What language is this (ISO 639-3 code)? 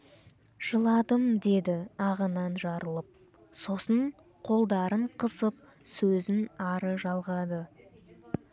kaz